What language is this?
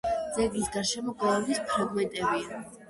Georgian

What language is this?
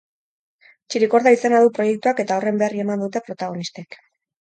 Basque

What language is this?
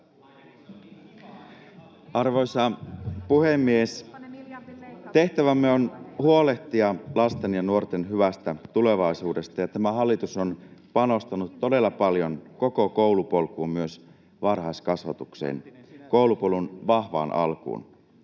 Finnish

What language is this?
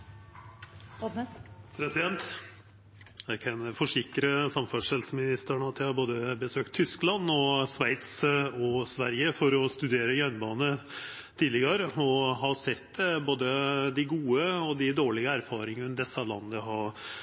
Norwegian Nynorsk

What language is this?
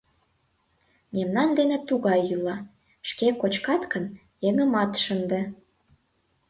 Mari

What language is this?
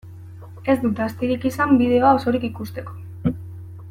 Basque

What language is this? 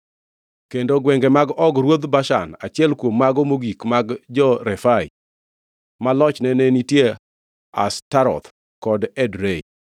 Luo (Kenya and Tanzania)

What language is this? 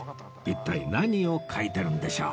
Japanese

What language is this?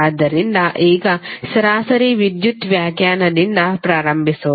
Kannada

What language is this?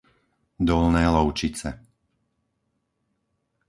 Slovak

